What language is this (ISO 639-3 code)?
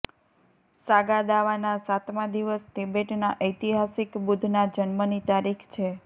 guj